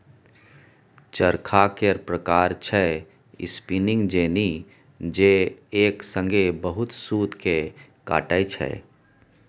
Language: Maithili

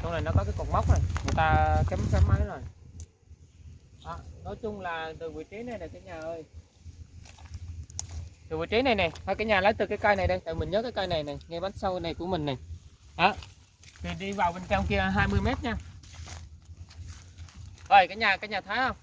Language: Vietnamese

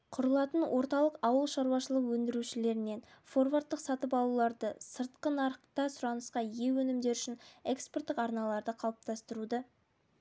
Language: Kazakh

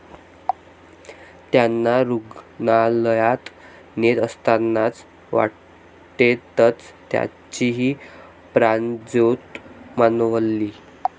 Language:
Marathi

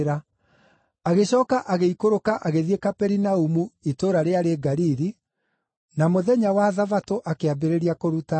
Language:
Kikuyu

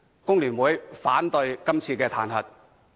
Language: Cantonese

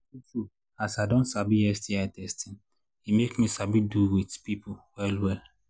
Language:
Nigerian Pidgin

